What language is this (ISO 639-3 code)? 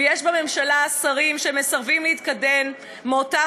heb